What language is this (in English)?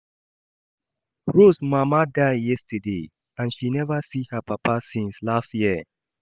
Nigerian Pidgin